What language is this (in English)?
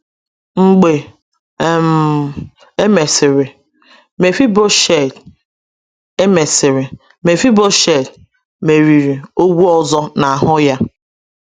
Igbo